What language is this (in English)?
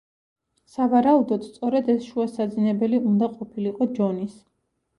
Georgian